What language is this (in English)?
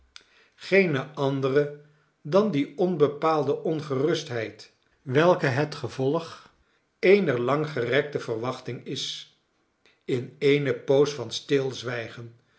Dutch